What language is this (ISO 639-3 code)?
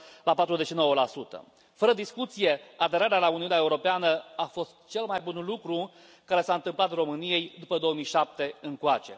ron